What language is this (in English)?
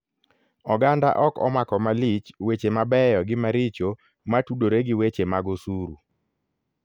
Luo (Kenya and Tanzania)